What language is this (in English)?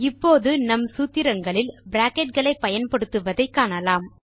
Tamil